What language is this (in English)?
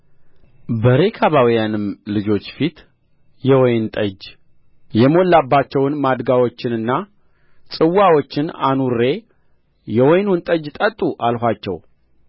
Amharic